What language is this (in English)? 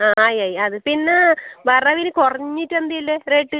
Malayalam